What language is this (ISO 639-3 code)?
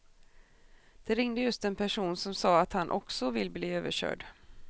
swe